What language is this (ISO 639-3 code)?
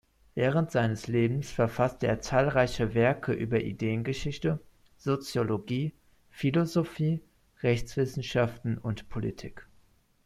deu